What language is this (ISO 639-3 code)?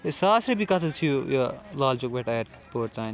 kas